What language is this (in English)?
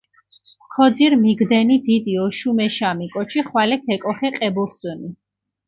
Mingrelian